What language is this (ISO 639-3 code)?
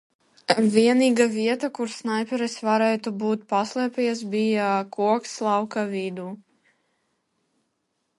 lav